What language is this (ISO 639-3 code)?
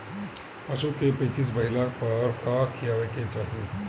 bho